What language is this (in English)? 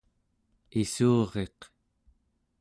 Central Yupik